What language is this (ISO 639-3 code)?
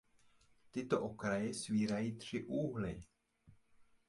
ces